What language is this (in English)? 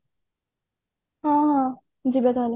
Odia